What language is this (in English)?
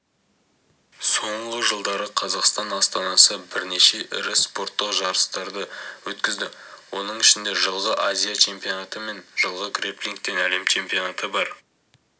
Kazakh